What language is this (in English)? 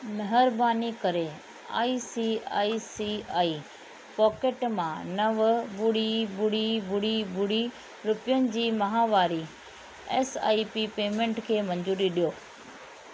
Sindhi